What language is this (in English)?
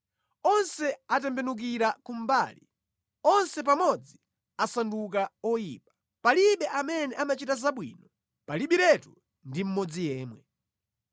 Nyanja